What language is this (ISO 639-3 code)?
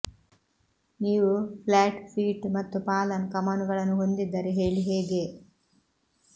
kan